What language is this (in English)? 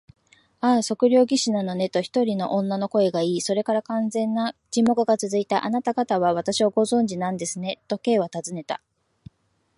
Japanese